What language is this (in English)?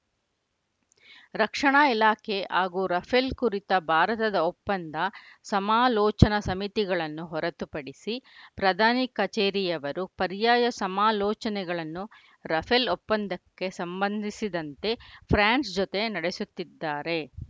Kannada